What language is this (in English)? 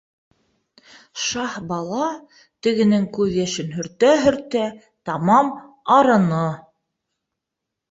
Bashkir